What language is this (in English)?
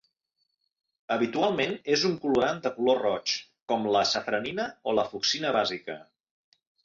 Catalan